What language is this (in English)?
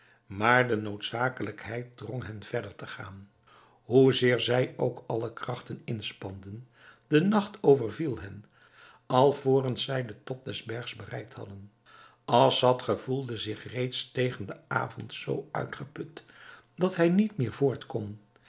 Dutch